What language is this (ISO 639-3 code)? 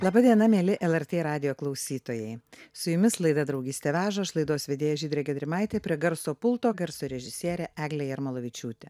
lit